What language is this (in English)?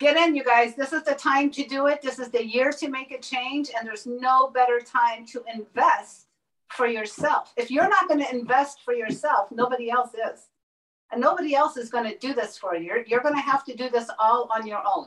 English